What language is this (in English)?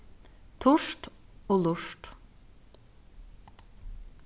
Faroese